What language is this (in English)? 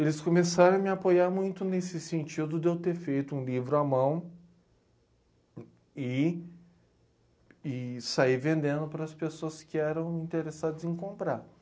Portuguese